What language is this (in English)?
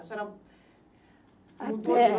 Portuguese